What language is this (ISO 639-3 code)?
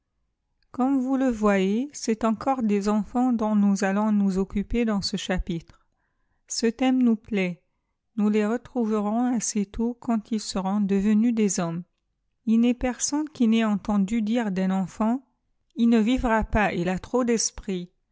fra